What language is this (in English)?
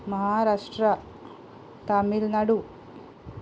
Konkani